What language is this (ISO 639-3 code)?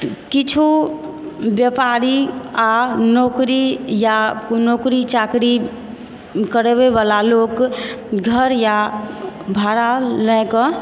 mai